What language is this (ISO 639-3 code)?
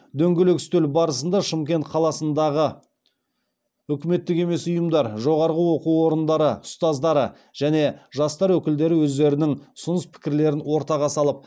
kaz